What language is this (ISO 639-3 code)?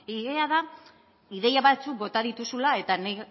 eus